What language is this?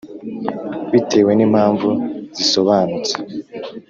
Kinyarwanda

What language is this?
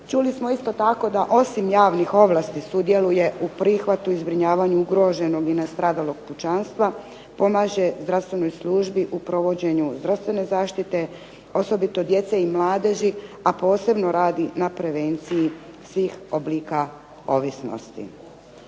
Croatian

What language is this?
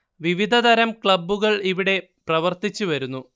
Malayalam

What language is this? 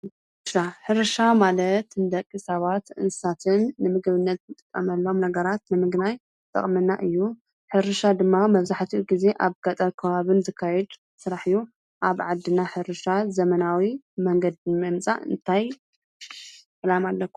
Tigrinya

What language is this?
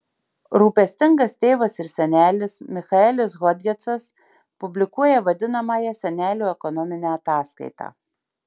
Lithuanian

